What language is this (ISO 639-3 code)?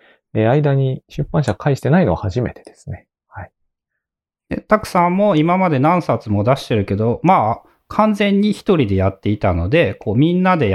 jpn